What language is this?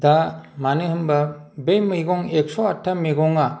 Bodo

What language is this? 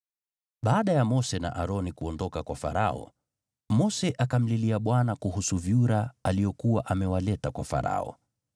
Swahili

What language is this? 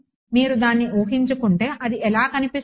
Telugu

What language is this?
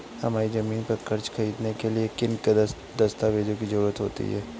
Hindi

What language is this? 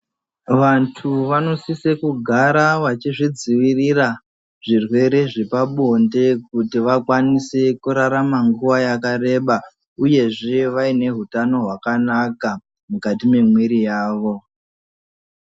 Ndau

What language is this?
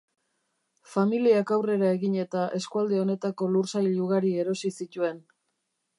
Basque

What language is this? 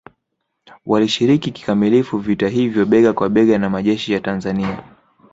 Swahili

